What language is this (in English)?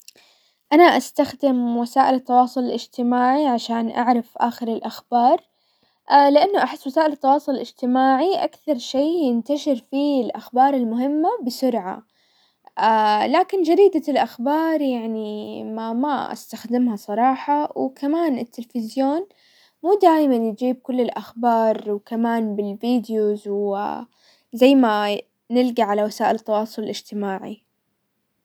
Hijazi Arabic